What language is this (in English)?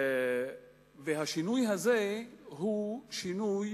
Hebrew